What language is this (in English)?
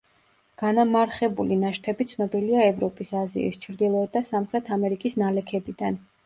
Georgian